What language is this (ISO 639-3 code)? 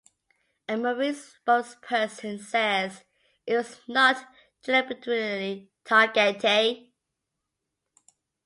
eng